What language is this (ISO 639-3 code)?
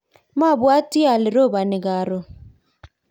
kln